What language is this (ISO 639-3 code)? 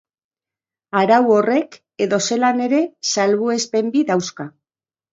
eus